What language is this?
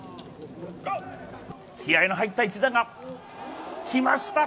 Japanese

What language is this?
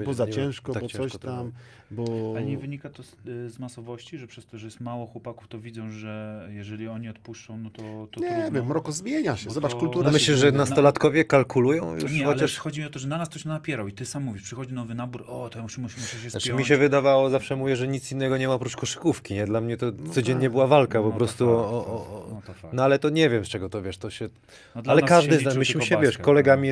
Polish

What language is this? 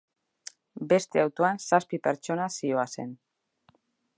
Basque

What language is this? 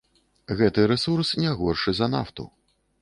Belarusian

